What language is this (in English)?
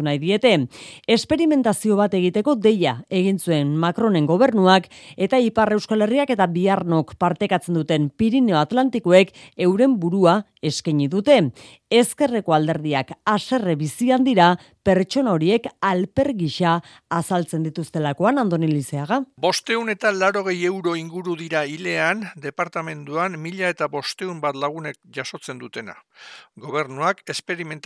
Spanish